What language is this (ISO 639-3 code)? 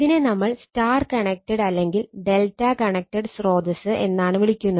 mal